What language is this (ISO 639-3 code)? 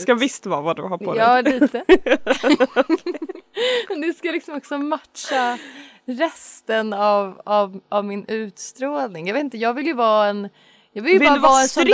swe